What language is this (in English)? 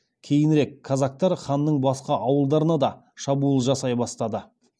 Kazakh